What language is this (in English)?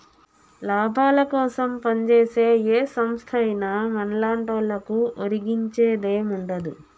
Telugu